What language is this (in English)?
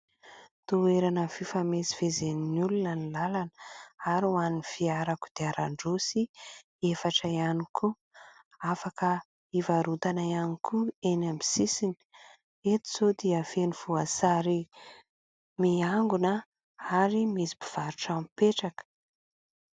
Malagasy